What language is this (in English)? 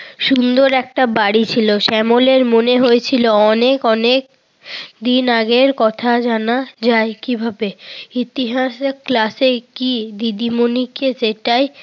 Bangla